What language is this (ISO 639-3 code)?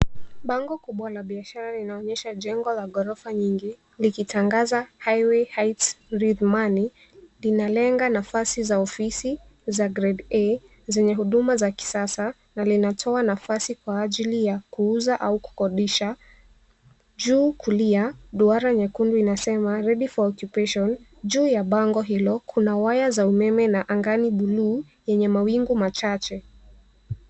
swa